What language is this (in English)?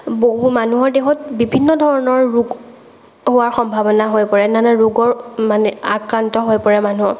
Assamese